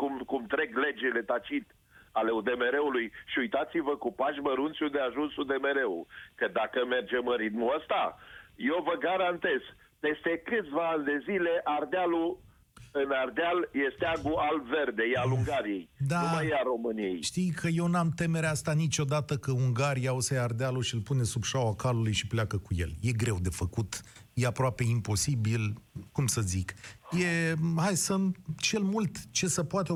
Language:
Romanian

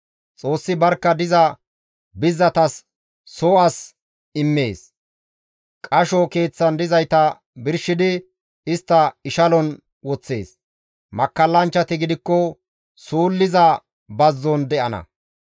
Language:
Gamo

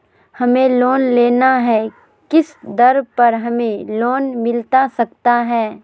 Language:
Magahi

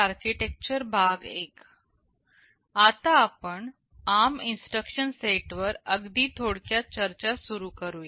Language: Marathi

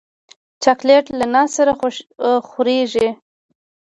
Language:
Pashto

